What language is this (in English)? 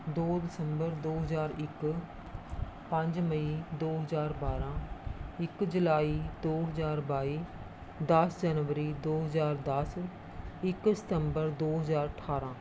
Punjabi